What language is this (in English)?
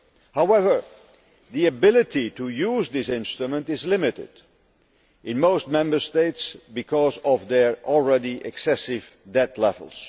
English